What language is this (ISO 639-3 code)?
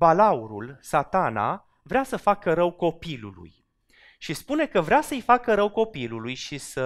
ron